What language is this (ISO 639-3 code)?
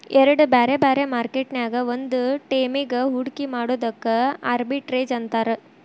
kan